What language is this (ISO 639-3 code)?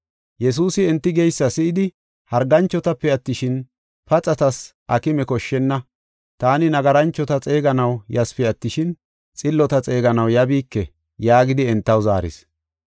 gof